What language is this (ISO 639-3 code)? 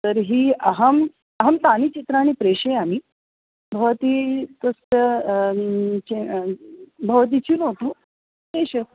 san